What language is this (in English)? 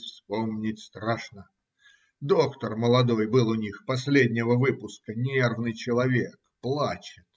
Russian